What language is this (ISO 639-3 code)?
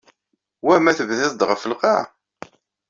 kab